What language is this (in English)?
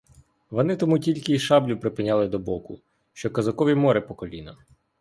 Ukrainian